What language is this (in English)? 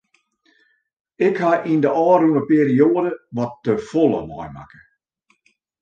Western Frisian